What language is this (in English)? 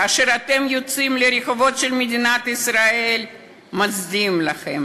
Hebrew